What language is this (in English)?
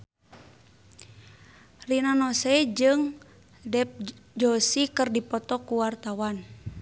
Sundanese